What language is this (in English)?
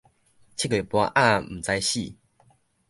Min Nan Chinese